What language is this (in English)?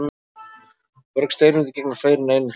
Icelandic